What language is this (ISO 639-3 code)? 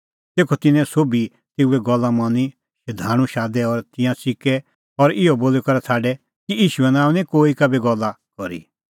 kfx